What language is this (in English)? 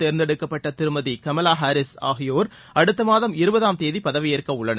Tamil